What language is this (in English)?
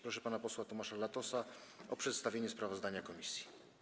Polish